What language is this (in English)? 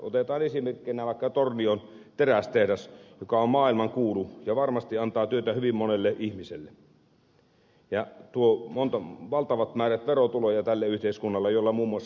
Finnish